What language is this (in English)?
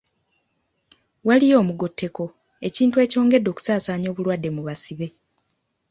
Ganda